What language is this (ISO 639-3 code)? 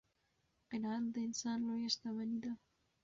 pus